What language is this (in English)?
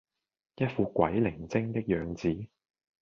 Cantonese